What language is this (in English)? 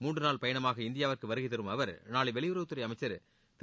Tamil